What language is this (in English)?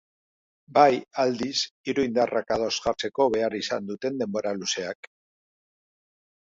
Basque